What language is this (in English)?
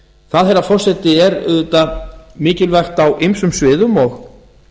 Icelandic